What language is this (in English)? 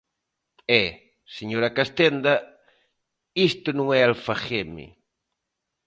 Galician